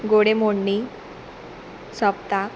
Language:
Konkani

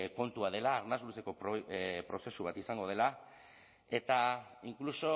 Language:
Basque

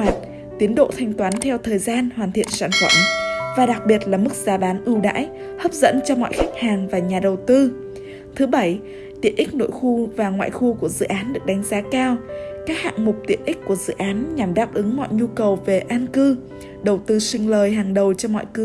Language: Vietnamese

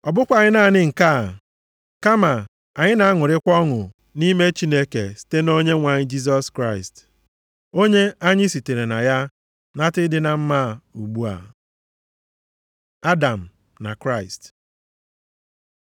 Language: Igbo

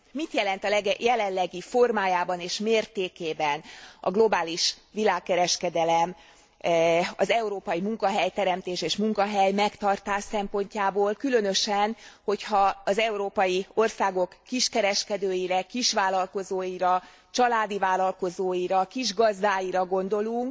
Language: Hungarian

